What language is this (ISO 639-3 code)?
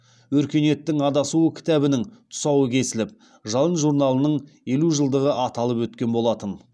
kaz